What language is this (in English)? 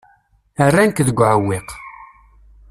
Kabyle